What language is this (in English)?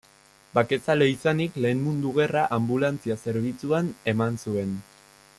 Basque